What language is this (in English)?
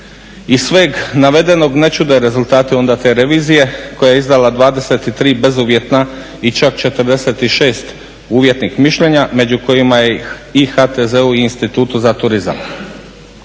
Croatian